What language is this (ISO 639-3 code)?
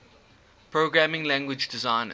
eng